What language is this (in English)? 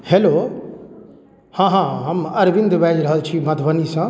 Maithili